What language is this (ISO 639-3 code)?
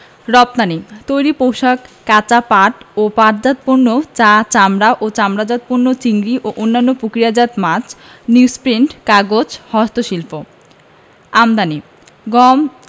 ben